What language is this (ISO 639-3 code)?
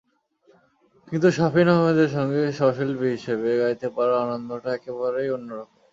ben